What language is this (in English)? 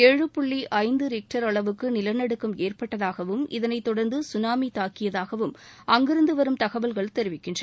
Tamil